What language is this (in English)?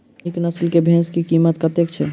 Maithili